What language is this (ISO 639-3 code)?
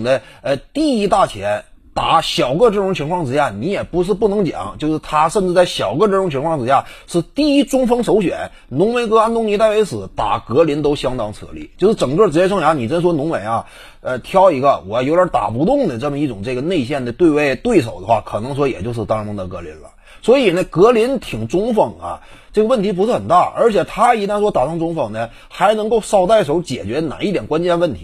zho